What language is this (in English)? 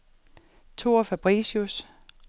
Danish